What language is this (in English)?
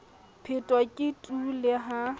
Southern Sotho